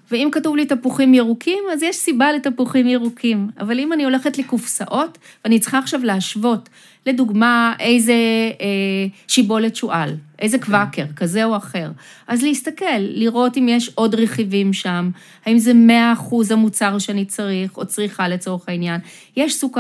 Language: Hebrew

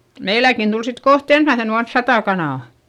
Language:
Finnish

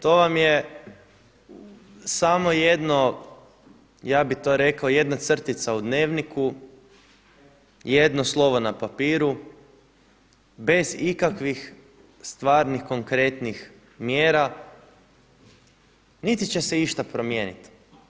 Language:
Croatian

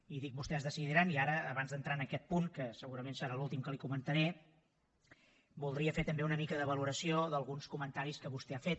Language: Catalan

